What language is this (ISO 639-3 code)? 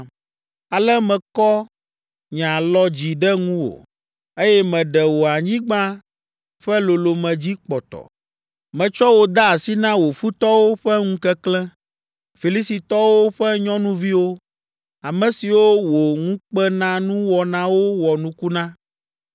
ewe